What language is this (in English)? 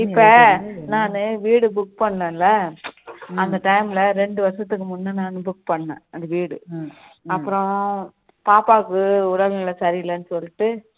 Tamil